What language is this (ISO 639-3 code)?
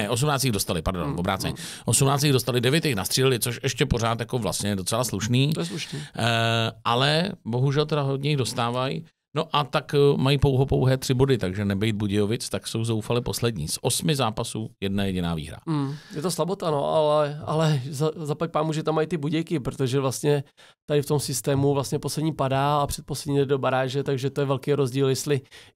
ces